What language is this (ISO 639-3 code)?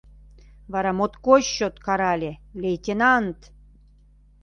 chm